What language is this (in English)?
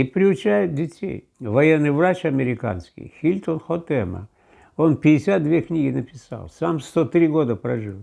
Russian